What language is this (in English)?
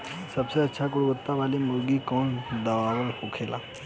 Bhojpuri